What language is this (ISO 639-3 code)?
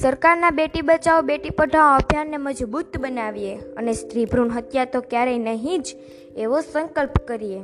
guj